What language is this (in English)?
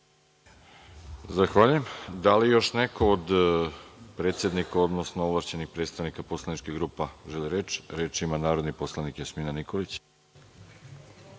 Serbian